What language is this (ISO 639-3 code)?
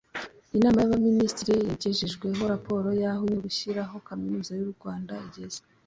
kin